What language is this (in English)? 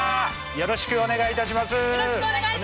Japanese